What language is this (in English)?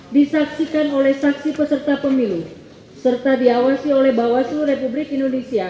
Indonesian